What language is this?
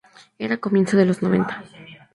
Spanish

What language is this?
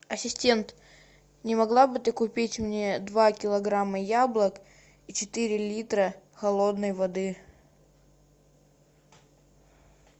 Russian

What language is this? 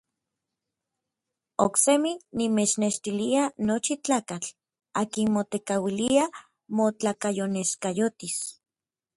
Orizaba Nahuatl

